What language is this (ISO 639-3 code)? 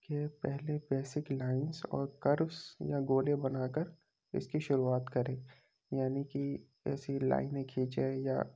urd